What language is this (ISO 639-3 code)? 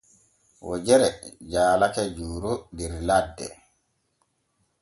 fue